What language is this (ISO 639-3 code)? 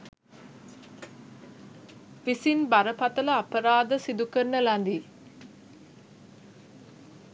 sin